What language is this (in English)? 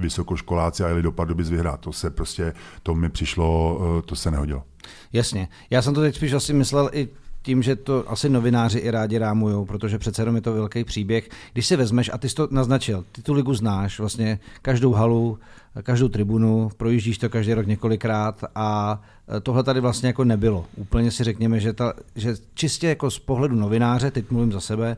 Czech